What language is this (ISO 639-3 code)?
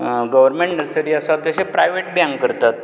kok